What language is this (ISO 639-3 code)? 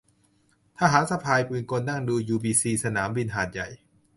tha